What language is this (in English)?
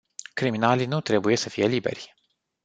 Romanian